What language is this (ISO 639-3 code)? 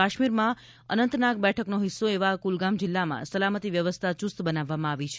guj